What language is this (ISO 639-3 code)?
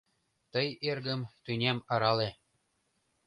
chm